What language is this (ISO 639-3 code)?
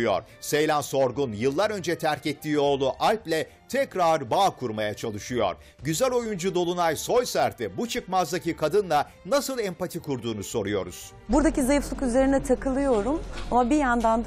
tur